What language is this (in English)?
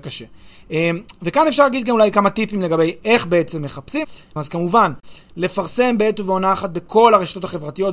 Hebrew